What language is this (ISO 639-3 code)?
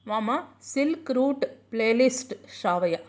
san